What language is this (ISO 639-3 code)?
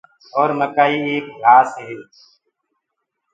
ggg